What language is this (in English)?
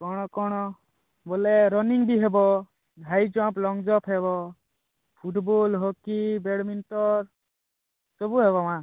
Odia